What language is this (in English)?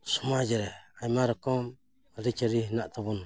Santali